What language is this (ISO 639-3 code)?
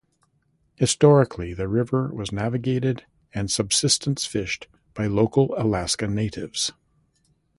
eng